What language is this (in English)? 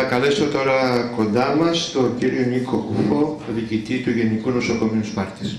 Greek